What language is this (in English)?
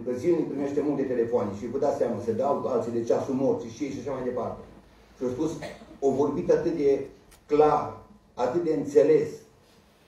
Romanian